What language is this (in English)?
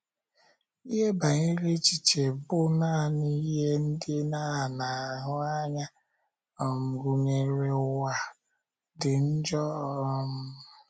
Igbo